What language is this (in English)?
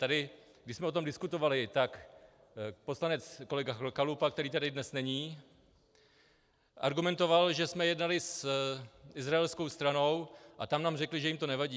Czech